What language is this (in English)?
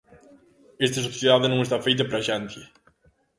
Galician